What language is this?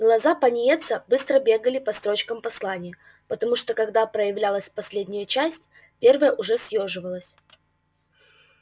Russian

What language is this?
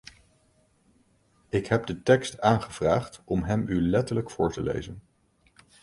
Dutch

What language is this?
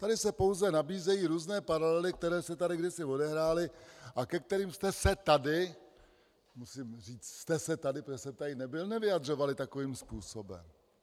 Czech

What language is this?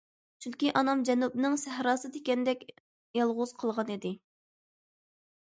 Uyghur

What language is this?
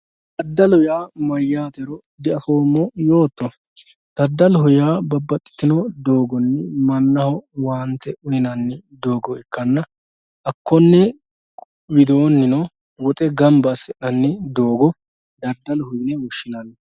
Sidamo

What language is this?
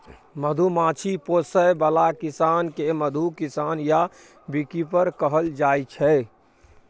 Maithili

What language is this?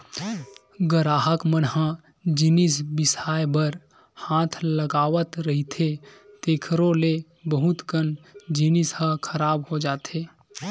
Chhattisgarhi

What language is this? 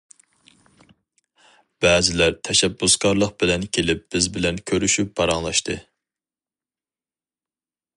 Uyghur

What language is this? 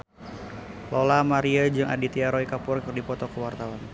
Sundanese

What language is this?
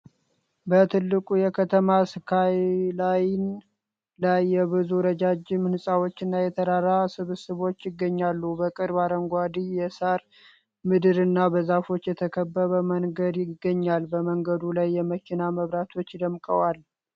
Amharic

